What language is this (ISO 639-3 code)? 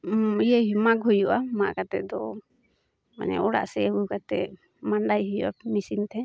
sat